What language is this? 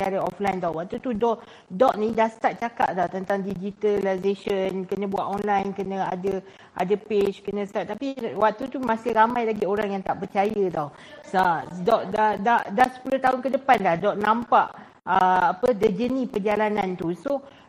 Malay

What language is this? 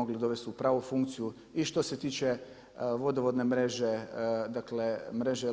Croatian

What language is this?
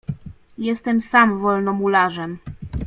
Polish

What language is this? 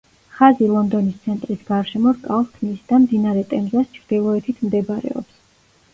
Georgian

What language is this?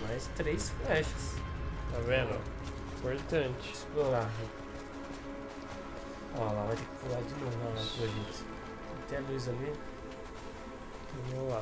Portuguese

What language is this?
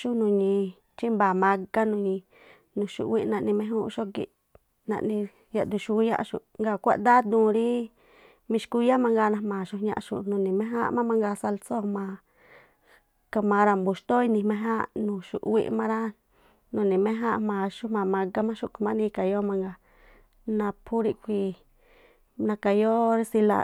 Tlacoapa Me'phaa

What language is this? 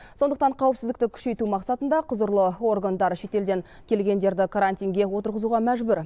Kazakh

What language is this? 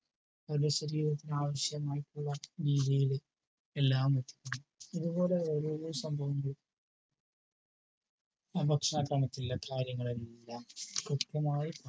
Malayalam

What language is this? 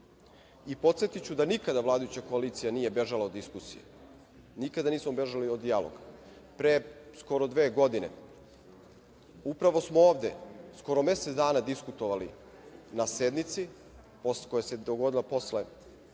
Serbian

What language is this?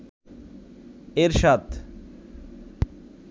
Bangla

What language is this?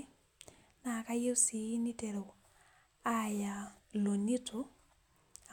Masai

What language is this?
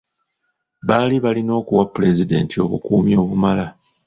Ganda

